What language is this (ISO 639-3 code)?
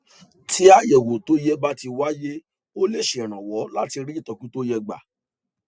yor